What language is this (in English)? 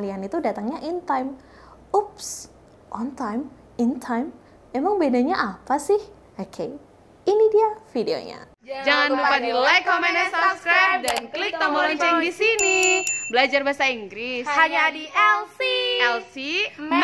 Indonesian